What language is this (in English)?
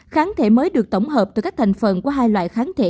Vietnamese